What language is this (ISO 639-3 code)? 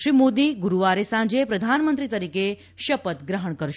guj